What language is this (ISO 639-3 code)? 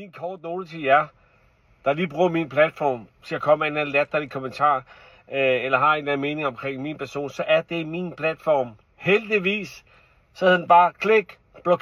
dan